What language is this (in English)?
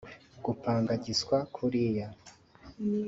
Kinyarwanda